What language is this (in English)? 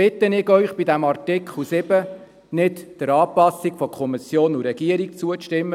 Swiss German